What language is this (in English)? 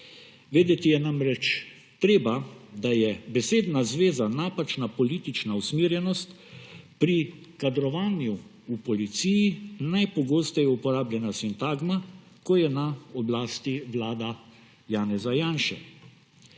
Slovenian